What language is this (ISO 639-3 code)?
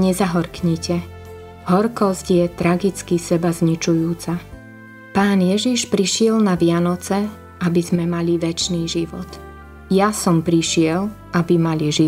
slk